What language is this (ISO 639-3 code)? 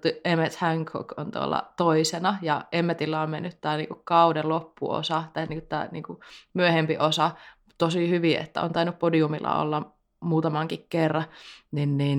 fin